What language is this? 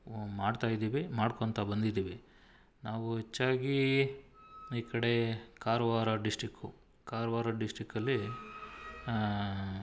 Kannada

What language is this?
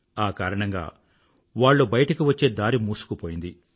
Telugu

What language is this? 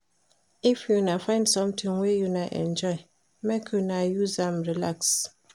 Nigerian Pidgin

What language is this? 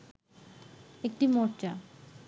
Bangla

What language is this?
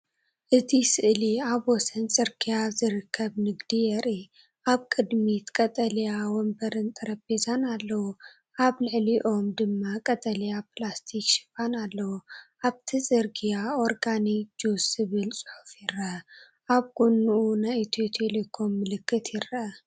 Tigrinya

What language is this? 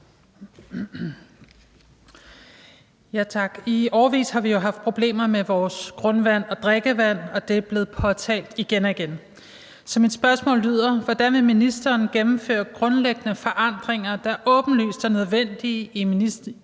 Danish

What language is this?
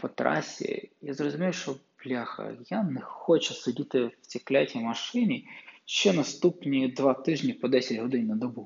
Ukrainian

